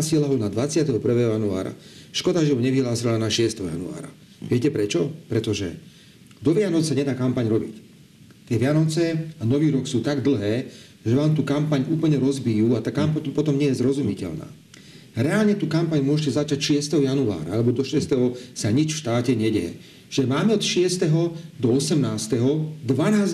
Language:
Slovak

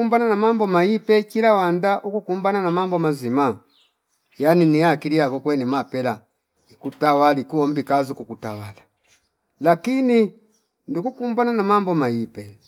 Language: Fipa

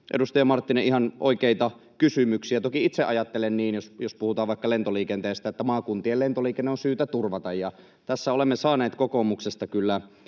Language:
Finnish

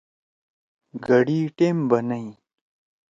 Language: Torwali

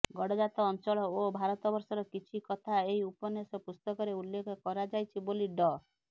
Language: Odia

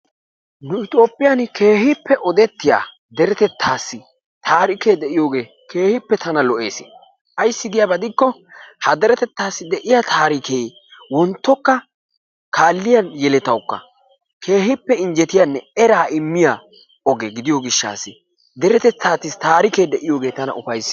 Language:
Wolaytta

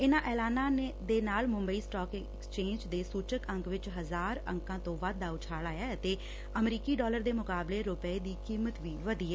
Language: Punjabi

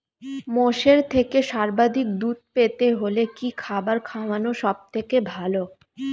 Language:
Bangla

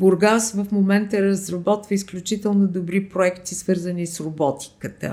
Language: Bulgarian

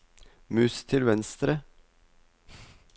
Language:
Norwegian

